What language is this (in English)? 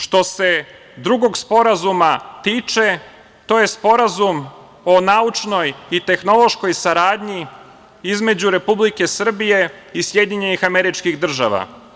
Serbian